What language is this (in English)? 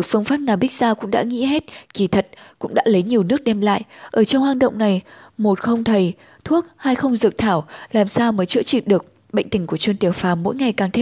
Vietnamese